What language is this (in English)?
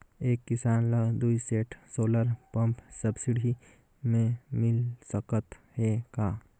Chhattisgarhi